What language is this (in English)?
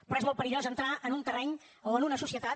Catalan